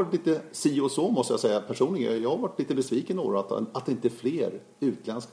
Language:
Swedish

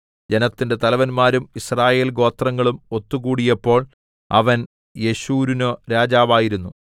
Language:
Malayalam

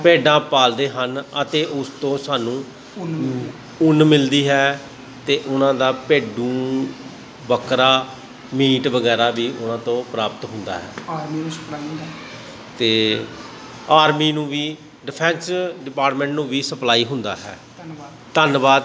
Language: Punjabi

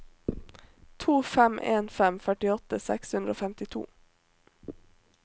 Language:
Norwegian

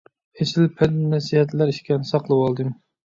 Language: Uyghur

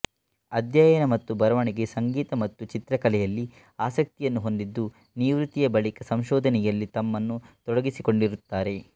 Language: Kannada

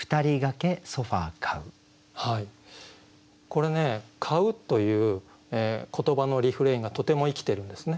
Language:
Japanese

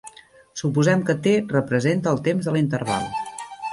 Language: Catalan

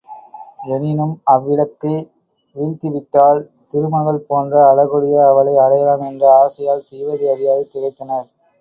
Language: Tamil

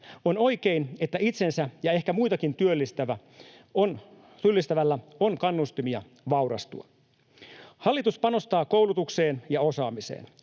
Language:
Finnish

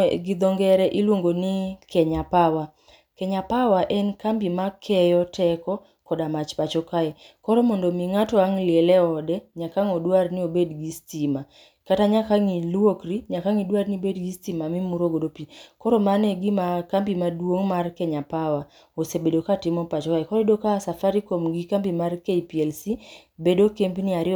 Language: Luo (Kenya and Tanzania)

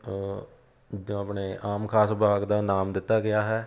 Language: Punjabi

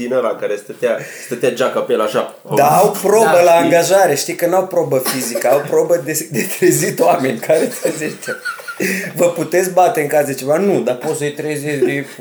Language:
Romanian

